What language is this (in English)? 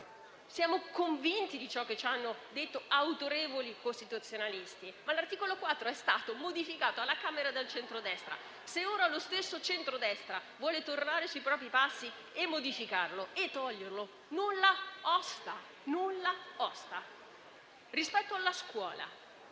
Italian